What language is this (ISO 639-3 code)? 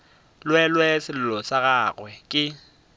nso